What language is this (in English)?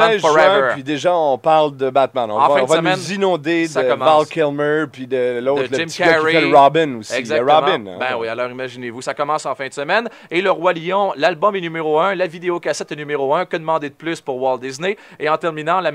French